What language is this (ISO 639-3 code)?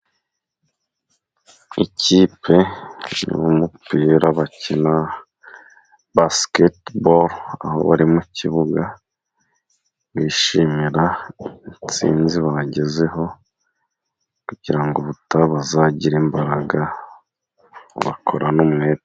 kin